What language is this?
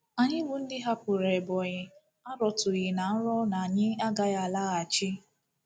Igbo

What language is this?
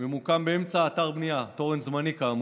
Hebrew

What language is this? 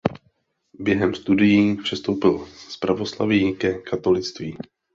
Czech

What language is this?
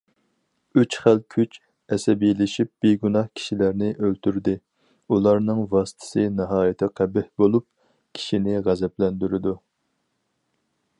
Uyghur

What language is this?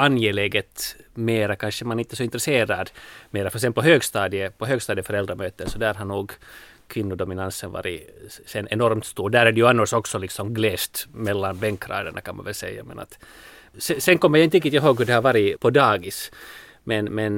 Swedish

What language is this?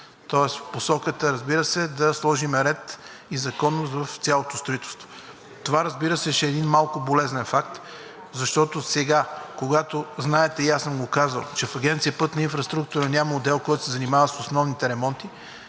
Bulgarian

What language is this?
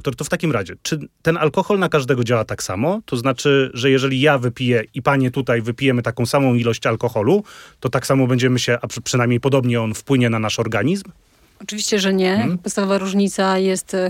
Polish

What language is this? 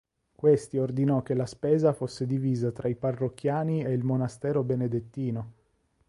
Italian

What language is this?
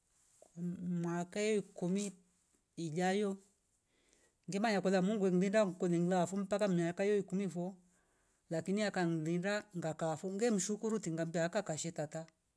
Rombo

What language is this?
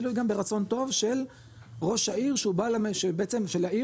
Hebrew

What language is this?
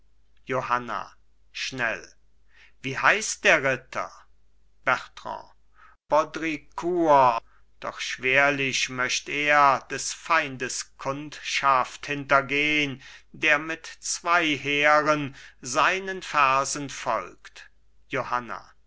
German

